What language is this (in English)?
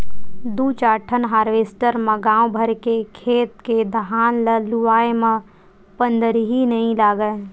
Chhattisgarhi